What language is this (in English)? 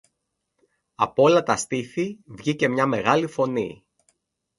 Greek